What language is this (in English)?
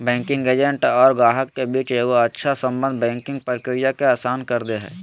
Magahi